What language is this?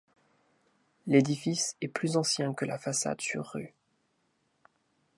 French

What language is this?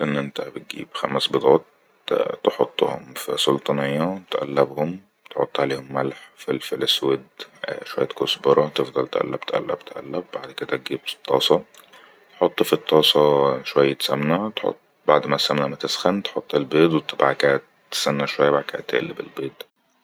Egyptian Arabic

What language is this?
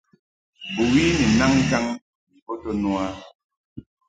Mungaka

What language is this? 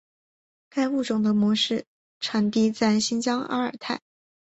Chinese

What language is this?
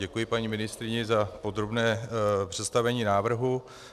Czech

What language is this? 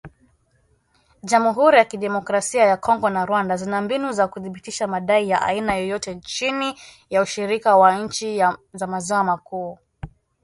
Swahili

